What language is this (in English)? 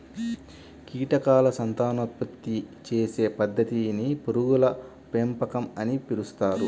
Telugu